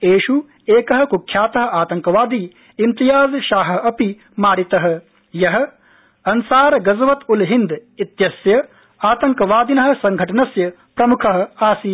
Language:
Sanskrit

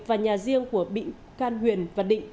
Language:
Vietnamese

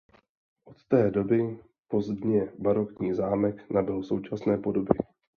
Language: Czech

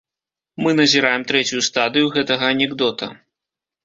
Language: Belarusian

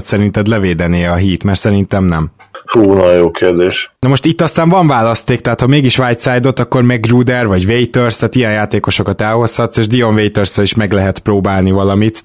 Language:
Hungarian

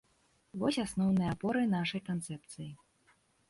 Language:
Belarusian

